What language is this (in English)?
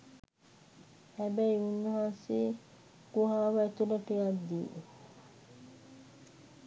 Sinhala